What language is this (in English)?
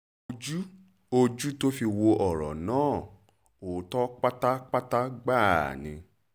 Yoruba